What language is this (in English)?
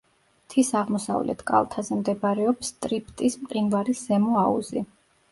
Georgian